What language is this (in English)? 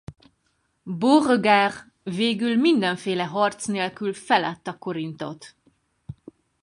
Hungarian